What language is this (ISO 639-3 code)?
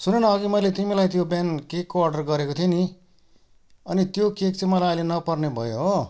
nep